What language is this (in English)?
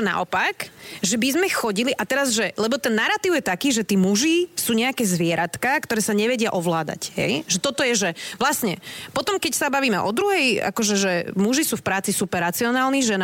Slovak